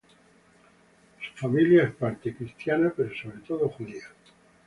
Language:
Spanish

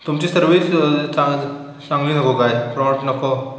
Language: Marathi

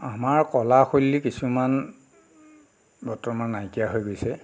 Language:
Assamese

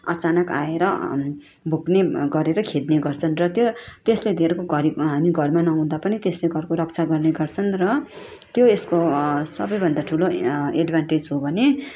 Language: Nepali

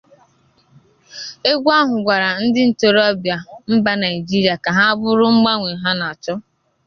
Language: Igbo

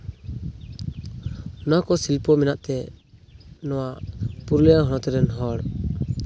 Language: Santali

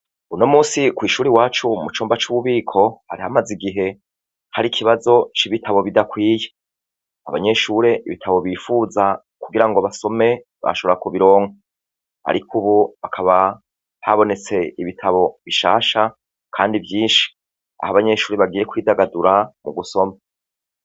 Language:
Rundi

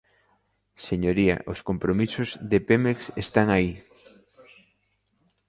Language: Galician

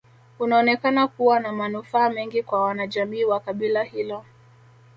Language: Swahili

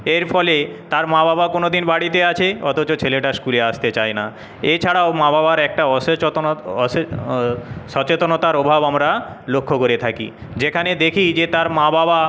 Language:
Bangla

